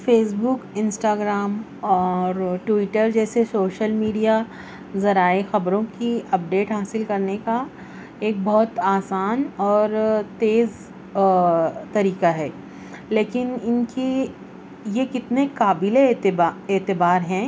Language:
Urdu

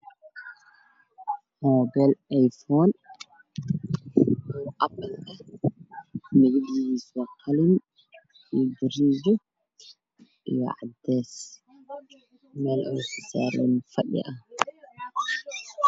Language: Somali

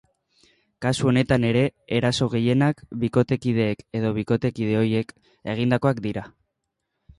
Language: Basque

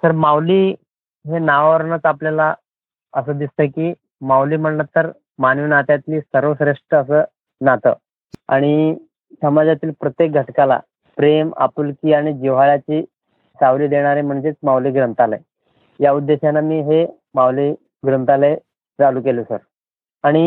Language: Marathi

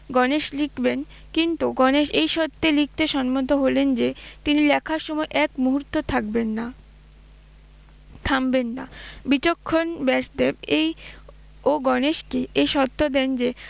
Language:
Bangla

